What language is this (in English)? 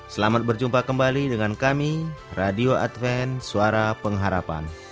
Indonesian